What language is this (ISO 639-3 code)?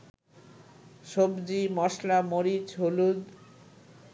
ben